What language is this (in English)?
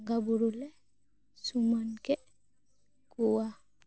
Santali